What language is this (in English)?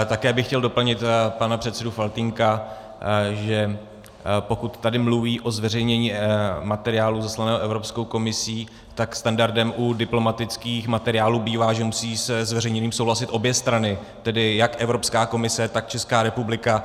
Czech